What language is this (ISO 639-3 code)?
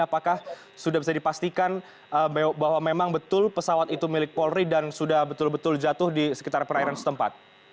ind